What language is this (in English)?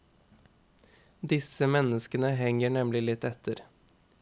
Norwegian